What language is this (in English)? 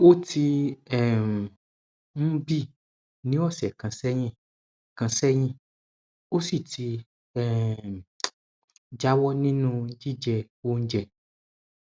Yoruba